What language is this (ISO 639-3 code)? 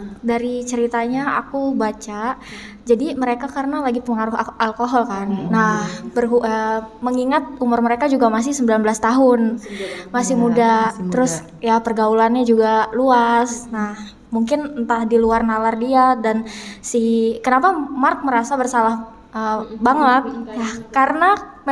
ind